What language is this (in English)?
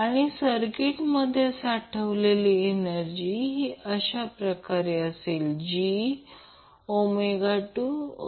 Marathi